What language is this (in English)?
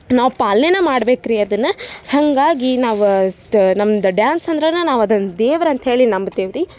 Kannada